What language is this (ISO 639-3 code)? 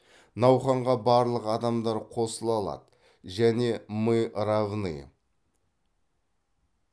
kaz